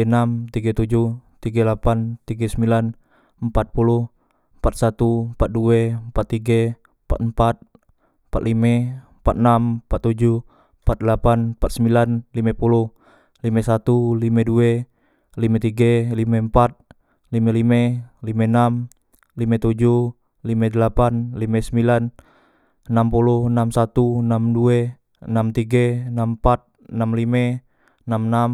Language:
Musi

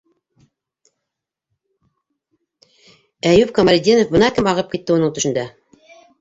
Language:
Bashkir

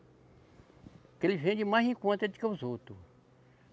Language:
Portuguese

